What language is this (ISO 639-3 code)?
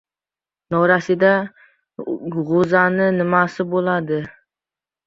uzb